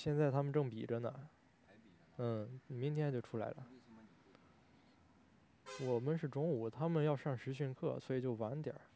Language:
Chinese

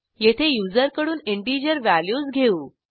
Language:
Marathi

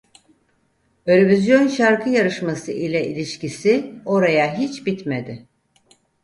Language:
Turkish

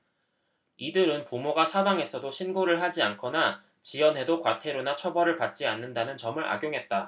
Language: Korean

